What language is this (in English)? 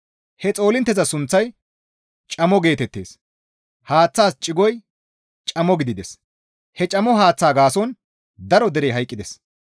Gamo